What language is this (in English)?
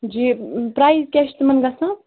Kashmiri